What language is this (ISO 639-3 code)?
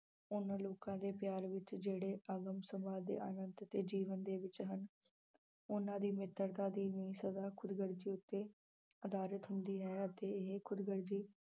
pan